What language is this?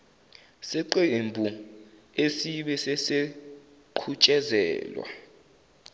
Zulu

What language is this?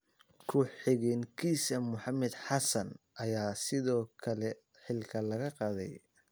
Somali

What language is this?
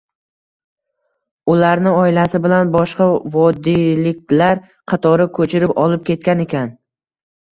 Uzbek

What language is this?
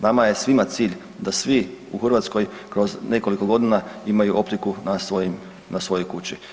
Croatian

